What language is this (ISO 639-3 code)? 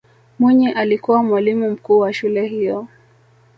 swa